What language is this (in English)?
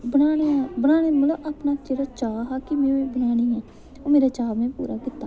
Dogri